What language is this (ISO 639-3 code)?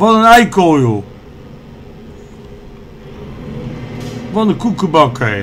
nld